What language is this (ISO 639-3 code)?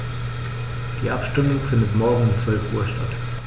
deu